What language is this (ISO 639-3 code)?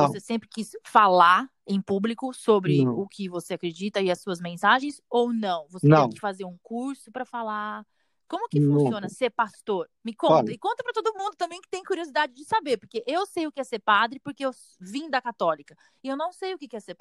por